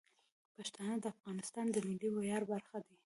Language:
Pashto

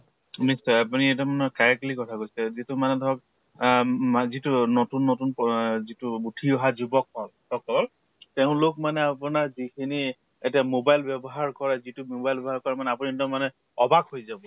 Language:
Assamese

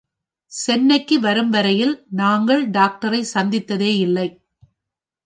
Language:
Tamil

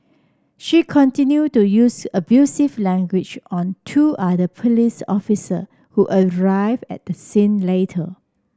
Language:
English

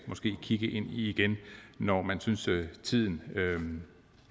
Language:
Danish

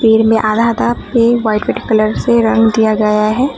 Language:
Hindi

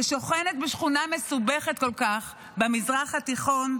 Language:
Hebrew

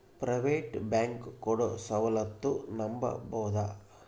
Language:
Kannada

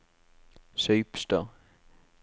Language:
Norwegian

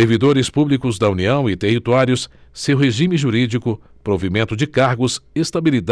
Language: Portuguese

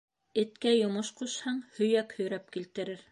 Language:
Bashkir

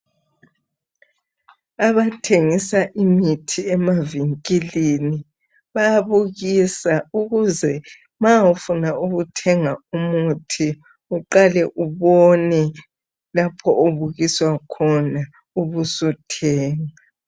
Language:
North Ndebele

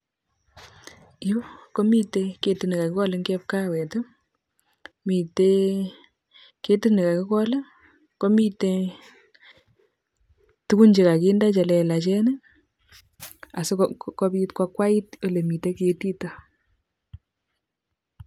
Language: Kalenjin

